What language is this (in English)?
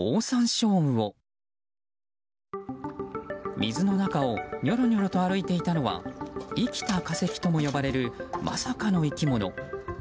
Japanese